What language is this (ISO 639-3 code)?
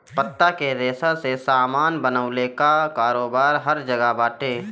bho